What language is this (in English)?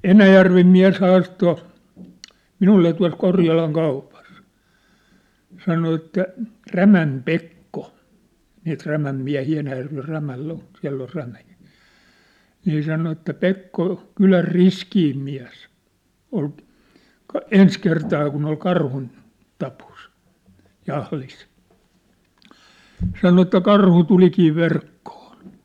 Finnish